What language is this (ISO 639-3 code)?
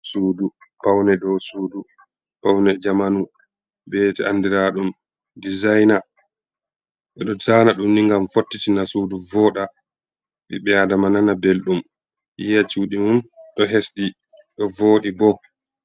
ful